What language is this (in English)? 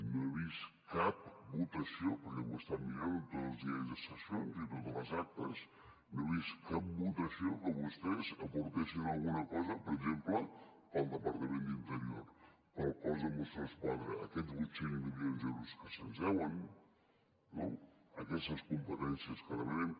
Catalan